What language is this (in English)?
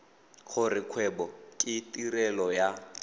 Tswana